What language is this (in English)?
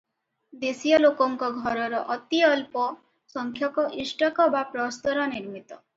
Odia